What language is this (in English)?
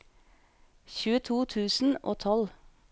Norwegian